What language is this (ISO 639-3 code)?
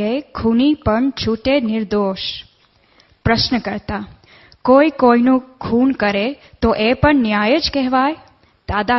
guj